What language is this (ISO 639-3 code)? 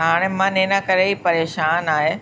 snd